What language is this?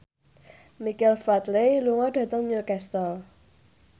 Javanese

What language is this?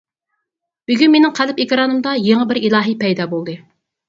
Uyghur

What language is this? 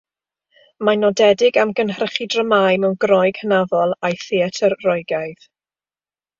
Welsh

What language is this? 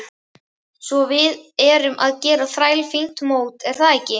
Icelandic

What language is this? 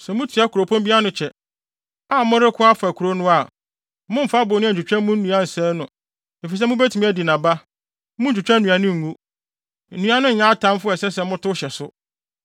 Akan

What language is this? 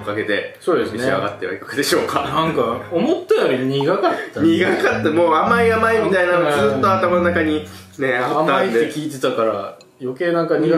Japanese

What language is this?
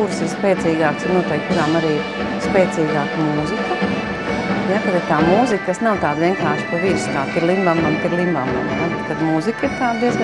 Latvian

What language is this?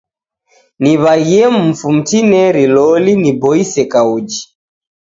Taita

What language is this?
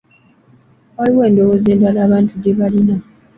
Ganda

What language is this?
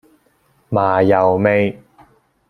Cantonese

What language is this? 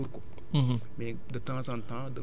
Wolof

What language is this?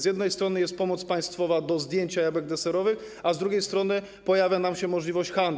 Polish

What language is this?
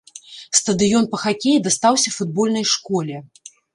Belarusian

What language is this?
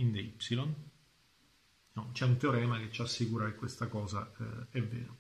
Italian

